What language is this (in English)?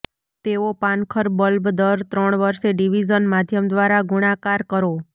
Gujarati